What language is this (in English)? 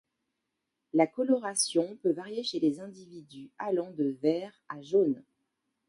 French